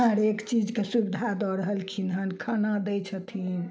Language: Maithili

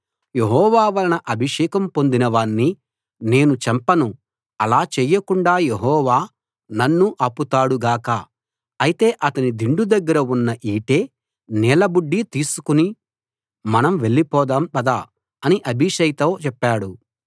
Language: Telugu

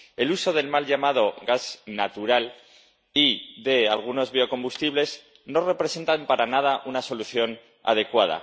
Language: Spanish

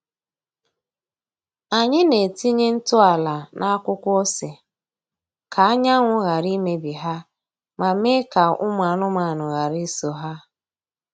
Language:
Igbo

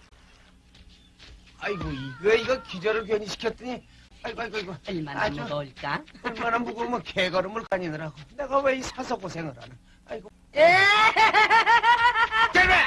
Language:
Korean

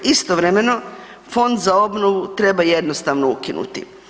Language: Croatian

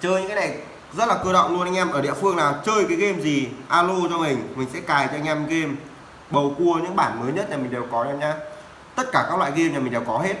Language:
Vietnamese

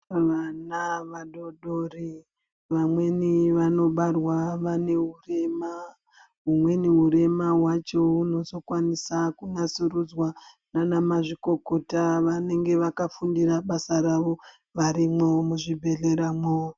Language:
Ndau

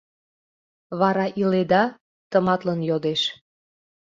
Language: Mari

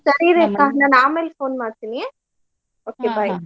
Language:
Kannada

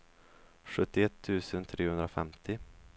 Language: Swedish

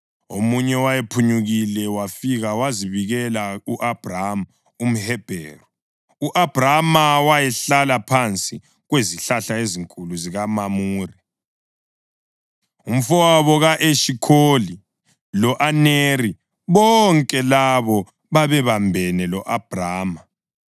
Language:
North Ndebele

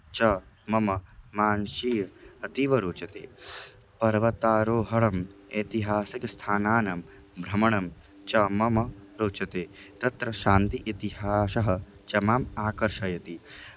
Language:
Sanskrit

